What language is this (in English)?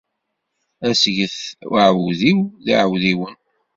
Kabyle